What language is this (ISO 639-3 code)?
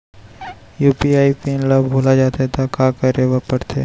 hne